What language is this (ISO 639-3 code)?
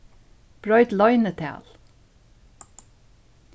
fao